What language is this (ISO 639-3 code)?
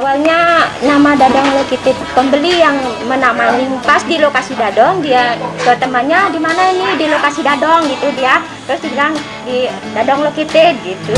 ind